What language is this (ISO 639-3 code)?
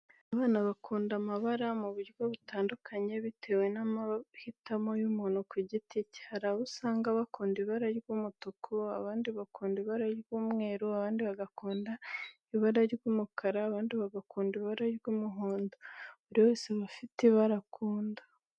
kin